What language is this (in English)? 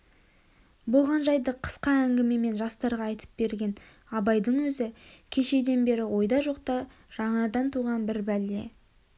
Kazakh